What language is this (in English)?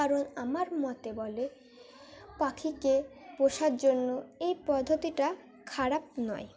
Bangla